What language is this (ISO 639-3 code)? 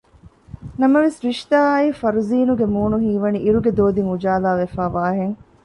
div